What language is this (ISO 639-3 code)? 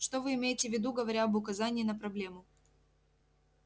rus